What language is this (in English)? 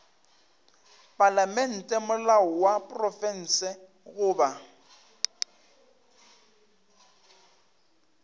Northern Sotho